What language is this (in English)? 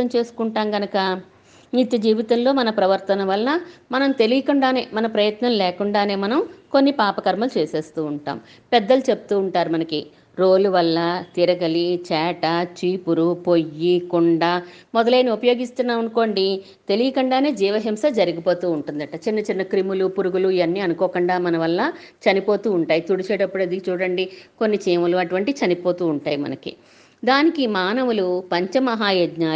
Telugu